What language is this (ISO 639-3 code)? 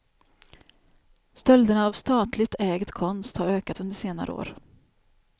swe